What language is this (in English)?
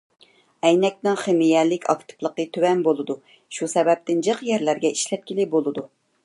Uyghur